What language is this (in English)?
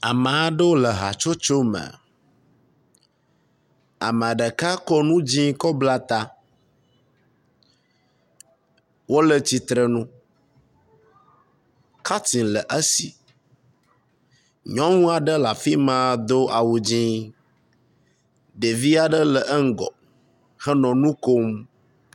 Ewe